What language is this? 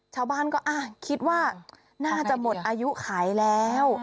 Thai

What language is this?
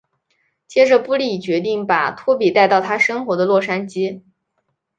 Chinese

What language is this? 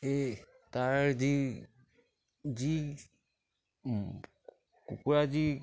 Assamese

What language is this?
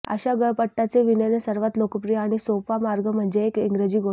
Marathi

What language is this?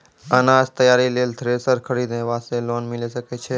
Maithili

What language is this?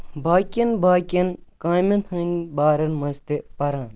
Kashmiri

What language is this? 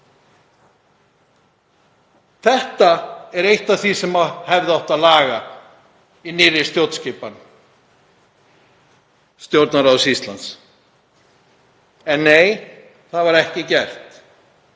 Icelandic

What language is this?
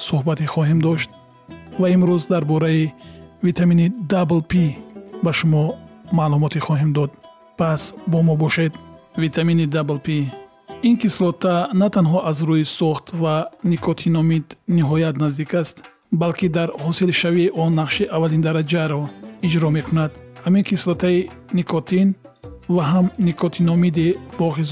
Persian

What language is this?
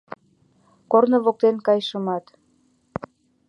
Mari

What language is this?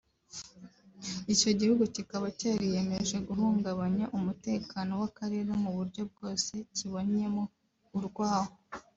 Kinyarwanda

